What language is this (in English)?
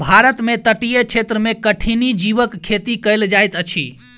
Maithili